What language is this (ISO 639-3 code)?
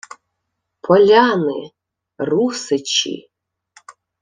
ukr